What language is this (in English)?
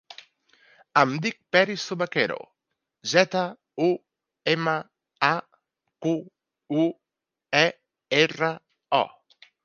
Catalan